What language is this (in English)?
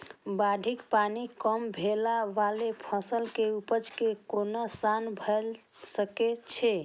Maithili